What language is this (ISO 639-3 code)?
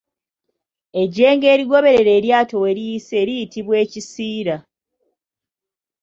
lug